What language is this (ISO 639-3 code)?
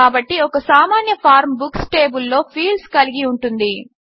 tel